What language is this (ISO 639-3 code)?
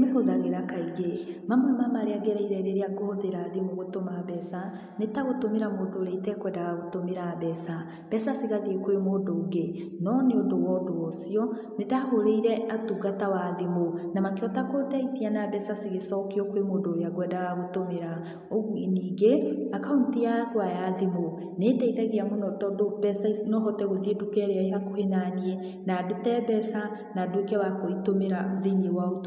kik